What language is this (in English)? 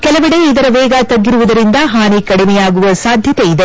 Kannada